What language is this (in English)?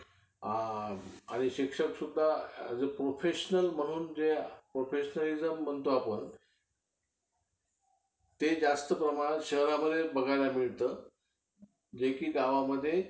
Marathi